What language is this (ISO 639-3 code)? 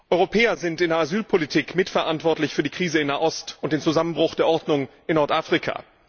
deu